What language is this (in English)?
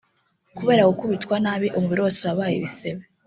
Kinyarwanda